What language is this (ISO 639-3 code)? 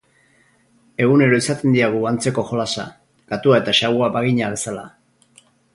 eus